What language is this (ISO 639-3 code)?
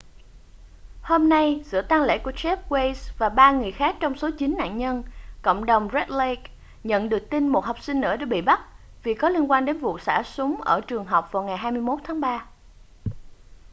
vie